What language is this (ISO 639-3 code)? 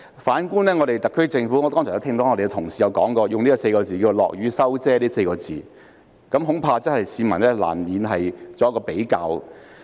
yue